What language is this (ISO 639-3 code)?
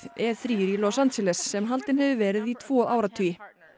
isl